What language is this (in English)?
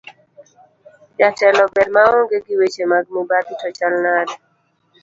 Luo (Kenya and Tanzania)